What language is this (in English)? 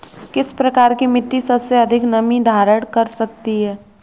Hindi